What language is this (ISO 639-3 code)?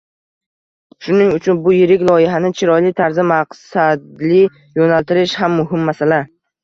uzb